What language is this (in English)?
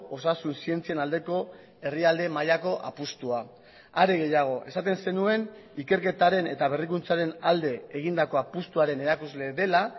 Basque